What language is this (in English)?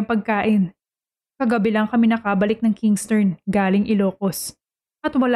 Filipino